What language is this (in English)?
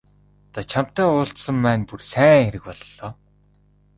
Mongolian